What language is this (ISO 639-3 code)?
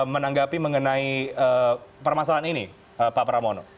ind